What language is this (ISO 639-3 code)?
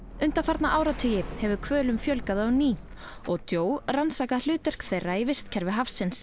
isl